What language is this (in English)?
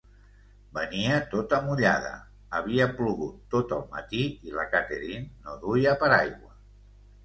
Catalan